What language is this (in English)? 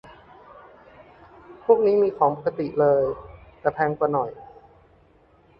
Thai